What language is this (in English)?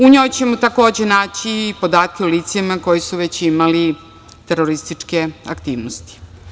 Serbian